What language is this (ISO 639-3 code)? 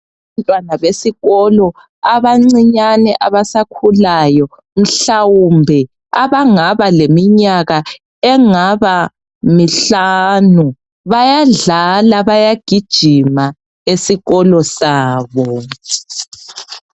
nde